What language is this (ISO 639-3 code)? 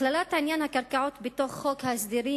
heb